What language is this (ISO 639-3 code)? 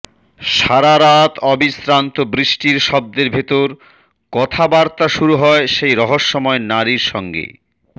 ben